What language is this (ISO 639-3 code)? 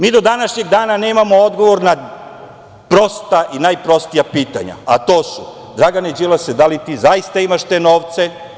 srp